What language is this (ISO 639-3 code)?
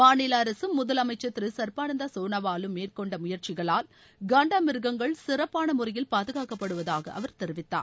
tam